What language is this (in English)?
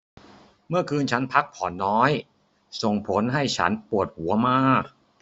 Thai